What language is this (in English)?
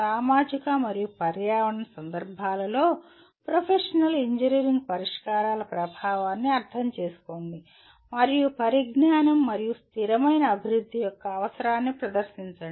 Telugu